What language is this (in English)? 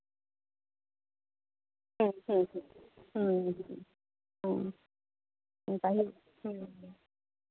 Santali